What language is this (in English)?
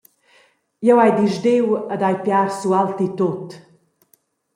Romansh